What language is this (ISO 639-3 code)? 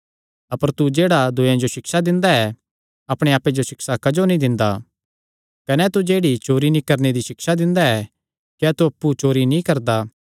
xnr